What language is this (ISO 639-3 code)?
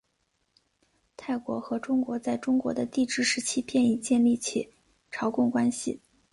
zho